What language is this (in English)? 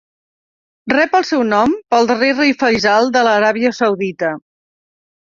Catalan